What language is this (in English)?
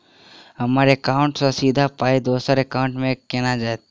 Maithili